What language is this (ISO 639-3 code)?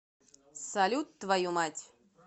rus